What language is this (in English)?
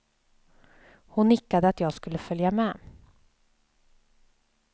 Swedish